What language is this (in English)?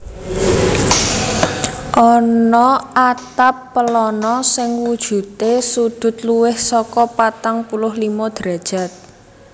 Javanese